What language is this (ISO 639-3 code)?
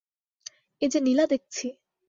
ben